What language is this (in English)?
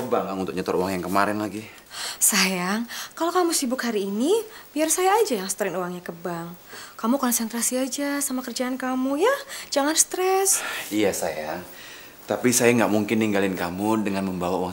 Indonesian